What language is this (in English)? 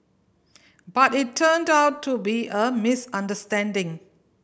English